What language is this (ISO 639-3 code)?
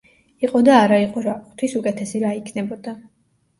kat